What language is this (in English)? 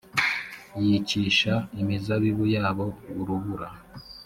Kinyarwanda